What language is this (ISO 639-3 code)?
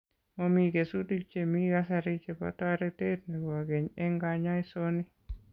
kln